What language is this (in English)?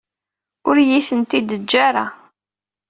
Kabyle